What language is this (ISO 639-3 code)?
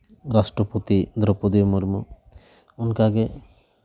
sat